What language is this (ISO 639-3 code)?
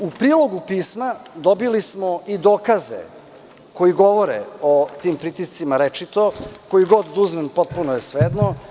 srp